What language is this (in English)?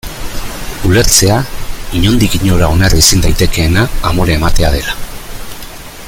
Basque